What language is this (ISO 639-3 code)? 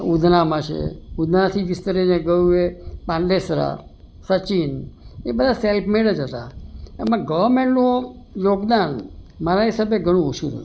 guj